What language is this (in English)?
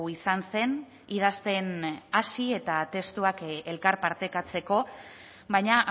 Basque